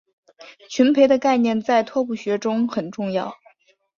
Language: Chinese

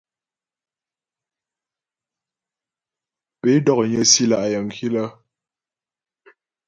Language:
Ghomala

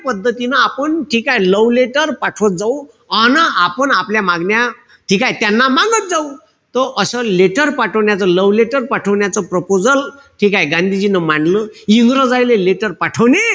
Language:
Marathi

